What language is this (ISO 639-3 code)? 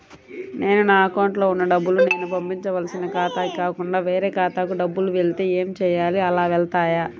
tel